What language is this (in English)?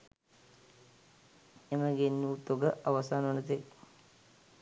Sinhala